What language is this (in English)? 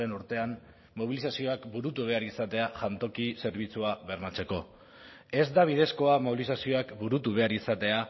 Basque